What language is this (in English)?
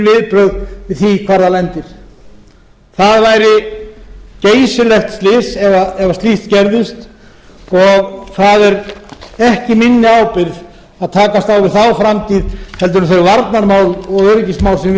Icelandic